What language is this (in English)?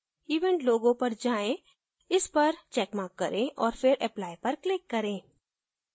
Hindi